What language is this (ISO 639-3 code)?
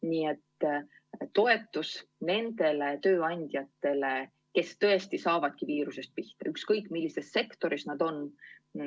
est